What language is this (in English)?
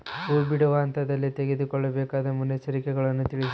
Kannada